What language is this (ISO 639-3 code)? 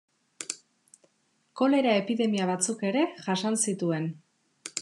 eus